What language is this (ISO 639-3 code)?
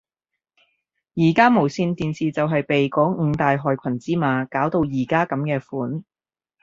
yue